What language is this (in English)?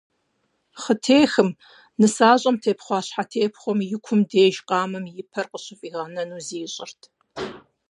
Kabardian